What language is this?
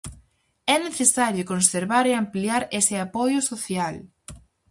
Galician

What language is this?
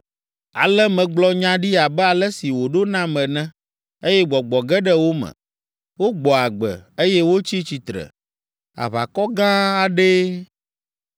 Ewe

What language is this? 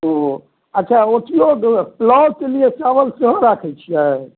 Maithili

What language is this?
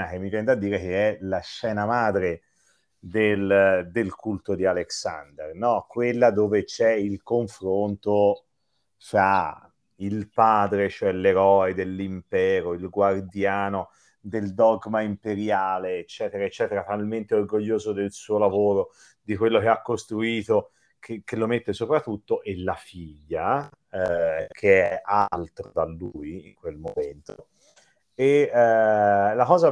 Italian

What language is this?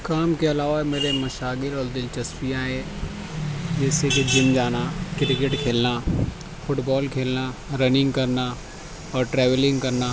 Urdu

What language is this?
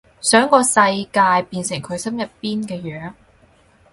Cantonese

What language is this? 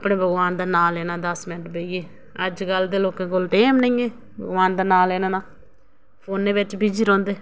Dogri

